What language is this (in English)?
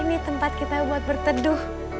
Indonesian